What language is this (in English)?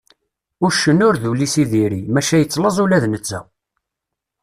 Kabyle